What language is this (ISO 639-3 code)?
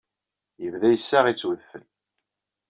kab